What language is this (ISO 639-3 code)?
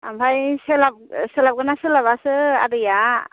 brx